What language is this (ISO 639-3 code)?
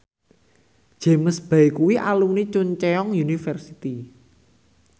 jav